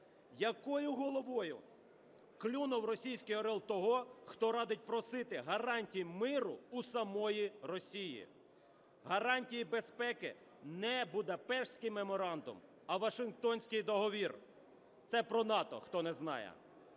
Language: Ukrainian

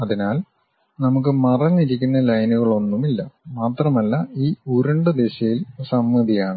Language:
Malayalam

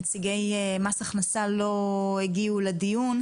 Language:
Hebrew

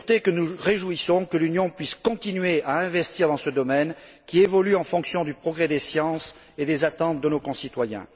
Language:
French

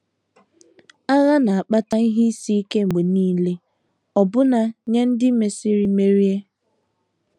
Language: Igbo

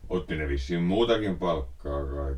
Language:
Finnish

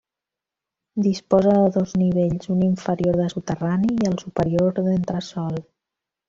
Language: Catalan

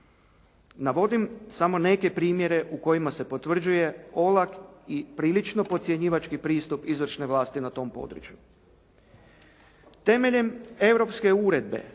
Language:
Croatian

